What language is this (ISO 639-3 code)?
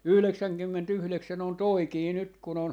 fin